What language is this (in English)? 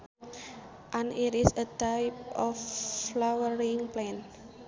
Sundanese